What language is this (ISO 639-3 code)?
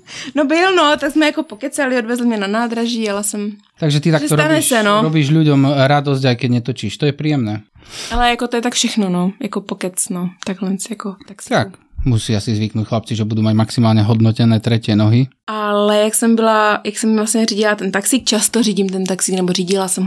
ces